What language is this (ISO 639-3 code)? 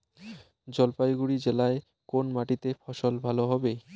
ben